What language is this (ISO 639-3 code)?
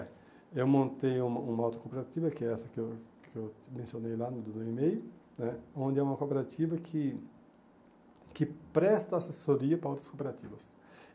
por